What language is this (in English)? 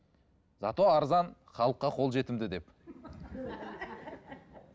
Kazakh